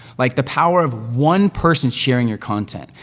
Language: English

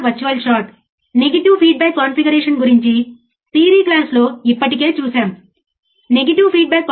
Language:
Telugu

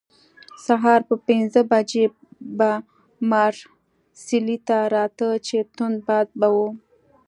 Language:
Pashto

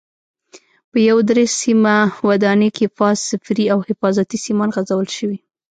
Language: Pashto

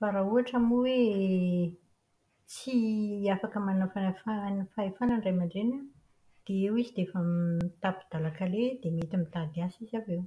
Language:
Malagasy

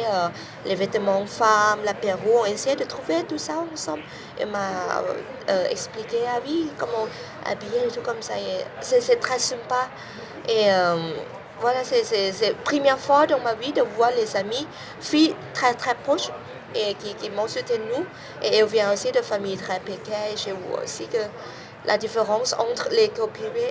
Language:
French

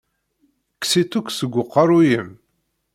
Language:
Kabyle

